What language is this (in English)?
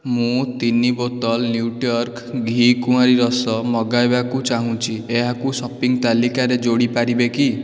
Odia